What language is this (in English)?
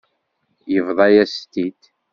Kabyle